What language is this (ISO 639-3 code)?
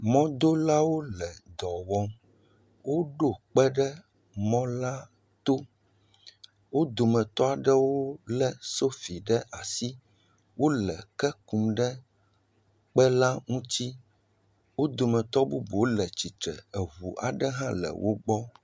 ewe